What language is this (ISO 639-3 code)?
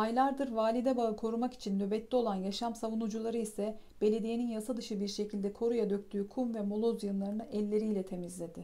tur